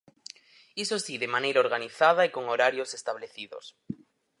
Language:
Galician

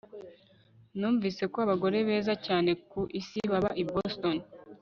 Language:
Kinyarwanda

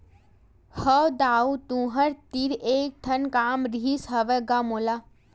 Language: Chhattisgarhi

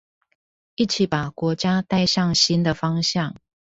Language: Chinese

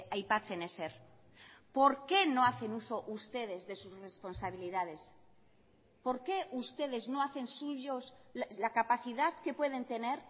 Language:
Spanish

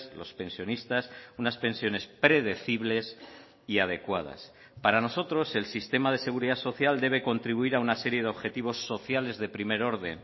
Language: Spanish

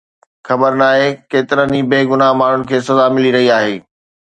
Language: Sindhi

